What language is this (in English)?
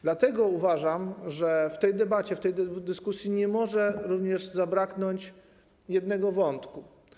Polish